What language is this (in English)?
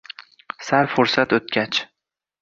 Uzbek